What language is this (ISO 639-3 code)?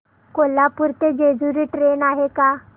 mar